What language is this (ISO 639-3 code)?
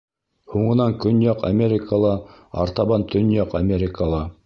bak